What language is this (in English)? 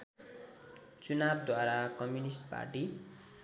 Nepali